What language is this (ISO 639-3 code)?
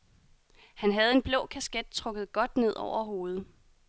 dan